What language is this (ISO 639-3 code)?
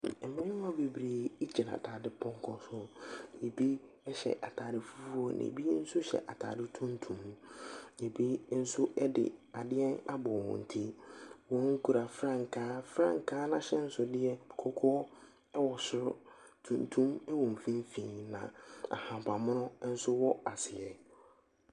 aka